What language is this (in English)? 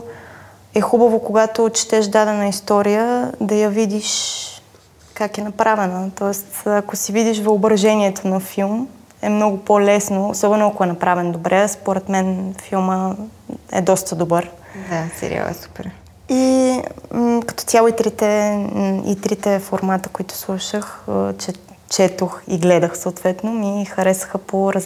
Bulgarian